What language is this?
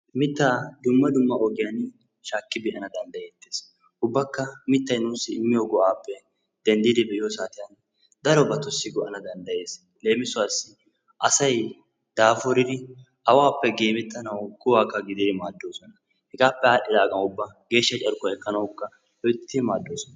Wolaytta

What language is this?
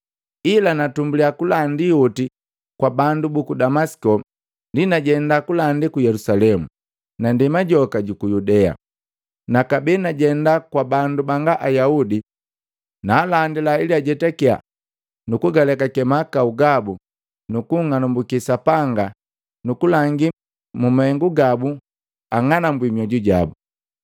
Matengo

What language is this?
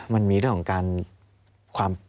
Thai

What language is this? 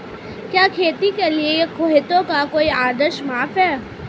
Hindi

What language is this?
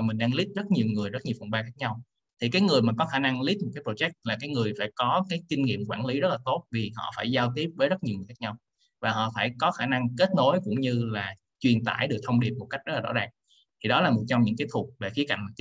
Vietnamese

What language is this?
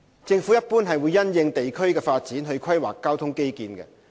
Cantonese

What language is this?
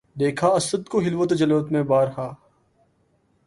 Urdu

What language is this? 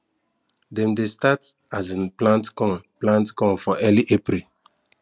Nigerian Pidgin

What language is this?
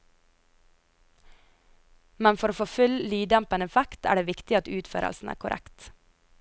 Norwegian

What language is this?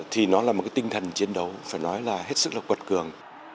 Vietnamese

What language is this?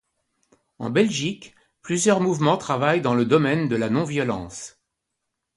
French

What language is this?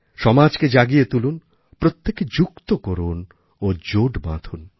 Bangla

